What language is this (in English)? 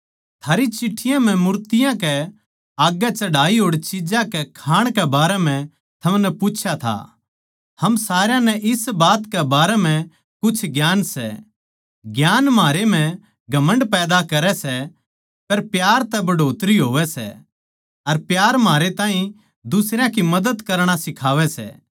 Haryanvi